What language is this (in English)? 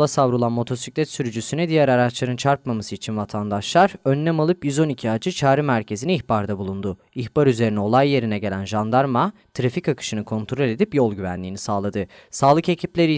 Turkish